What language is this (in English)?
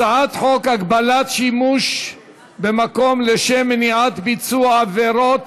Hebrew